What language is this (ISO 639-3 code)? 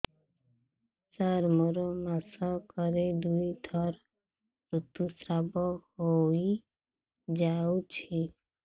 ori